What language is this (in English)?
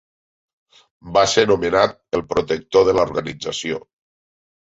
Catalan